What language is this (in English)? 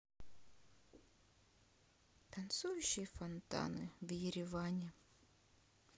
Russian